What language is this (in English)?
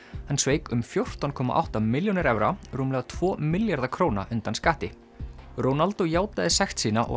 Icelandic